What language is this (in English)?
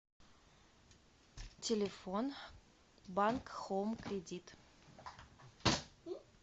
Russian